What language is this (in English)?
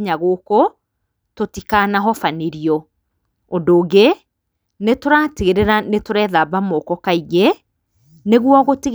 Kikuyu